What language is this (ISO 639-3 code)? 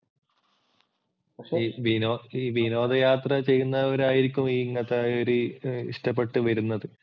mal